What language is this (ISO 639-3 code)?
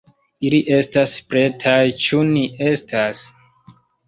epo